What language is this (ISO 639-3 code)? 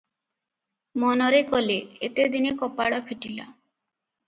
ori